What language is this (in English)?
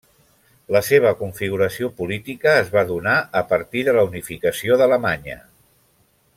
Catalan